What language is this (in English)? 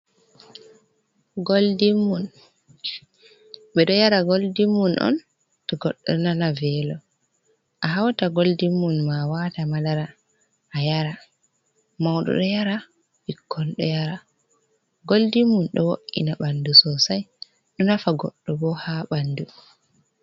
Fula